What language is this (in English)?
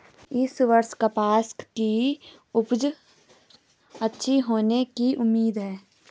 Hindi